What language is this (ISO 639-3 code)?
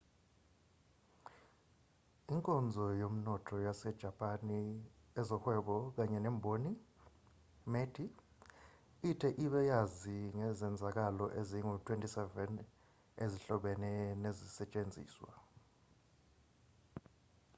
zul